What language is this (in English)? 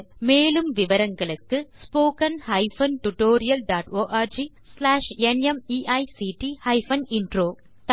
Tamil